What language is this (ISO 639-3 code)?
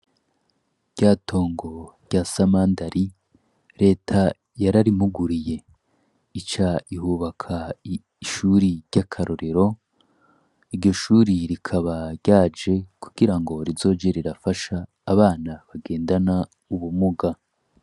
run